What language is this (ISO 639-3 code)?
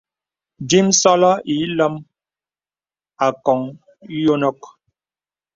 beb